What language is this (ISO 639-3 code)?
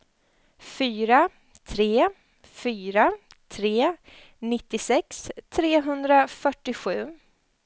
swe